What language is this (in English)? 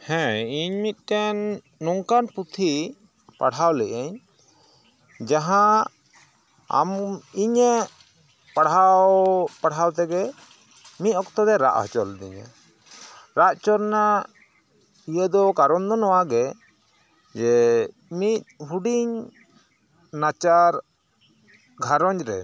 Santali